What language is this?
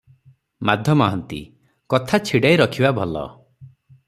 Odia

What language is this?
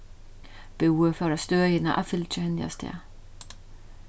Faroese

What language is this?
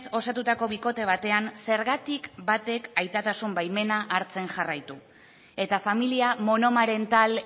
Basque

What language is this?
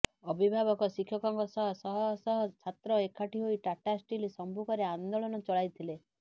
Odia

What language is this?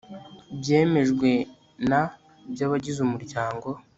Kinyarwanda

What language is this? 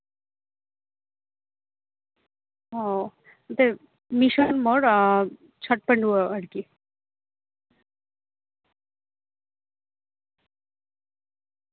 Santali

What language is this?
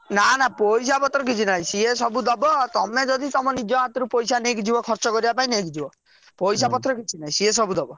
Odia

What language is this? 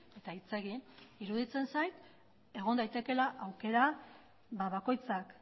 Basque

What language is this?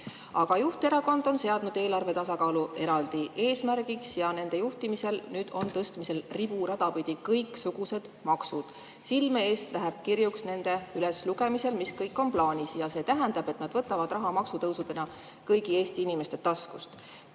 Estonian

